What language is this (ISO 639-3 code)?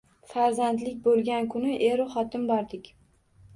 uzb